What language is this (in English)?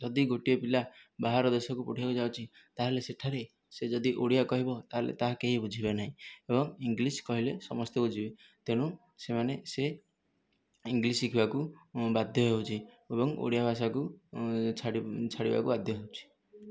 Odia